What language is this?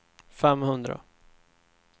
Swedish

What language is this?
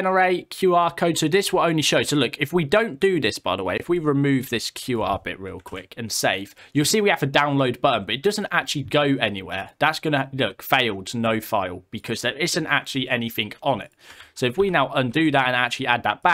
English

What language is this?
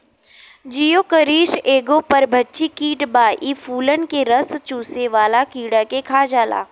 Bhojpuri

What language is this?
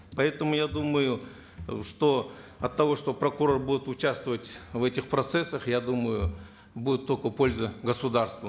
Kazakh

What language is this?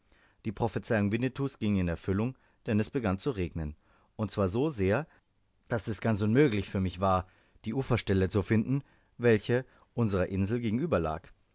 German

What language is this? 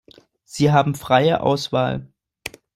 German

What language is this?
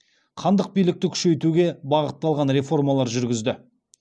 Kazakh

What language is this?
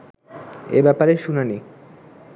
Bangla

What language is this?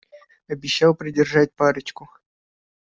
Russian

